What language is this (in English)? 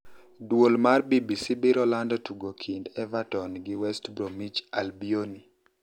Luo (Kenya and Tanzania)